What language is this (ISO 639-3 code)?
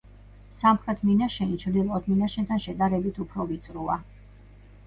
kat